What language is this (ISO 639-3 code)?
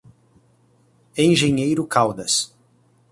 por